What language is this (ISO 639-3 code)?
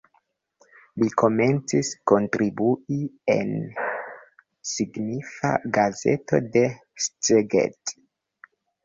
epo